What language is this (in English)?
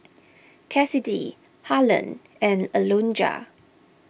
English